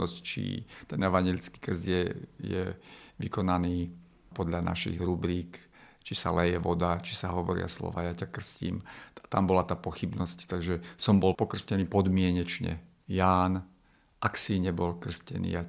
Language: Slovak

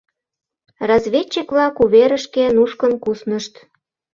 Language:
Mari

